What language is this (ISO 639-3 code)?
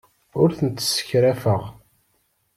kab